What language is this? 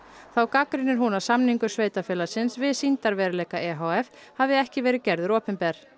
Icelandic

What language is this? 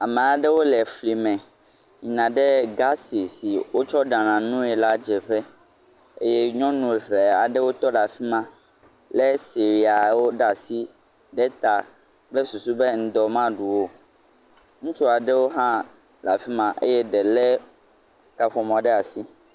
Ewe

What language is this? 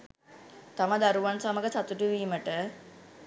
Sinhala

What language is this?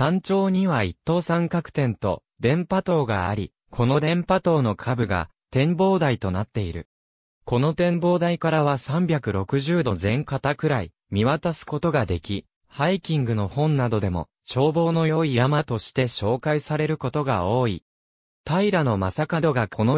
Japanese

